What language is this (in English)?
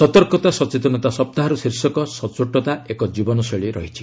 Odia